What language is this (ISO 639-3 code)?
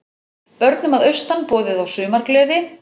isl